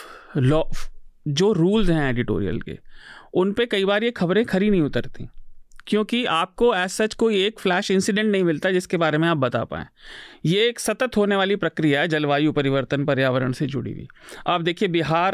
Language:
Hindi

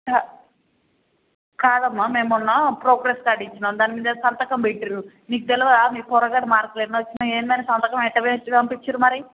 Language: Telugu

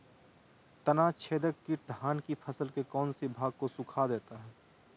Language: Magahi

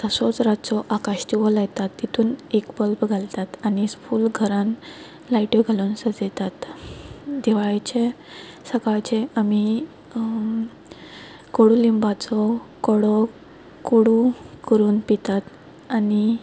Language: Konkani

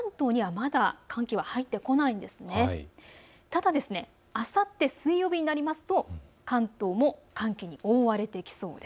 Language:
Japanese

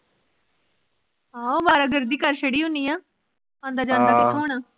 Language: Punjabi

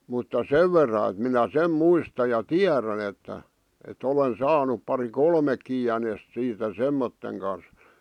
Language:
Finnish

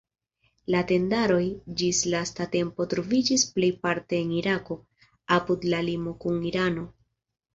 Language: Esperanto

